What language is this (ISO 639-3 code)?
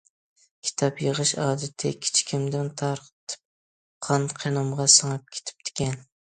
uig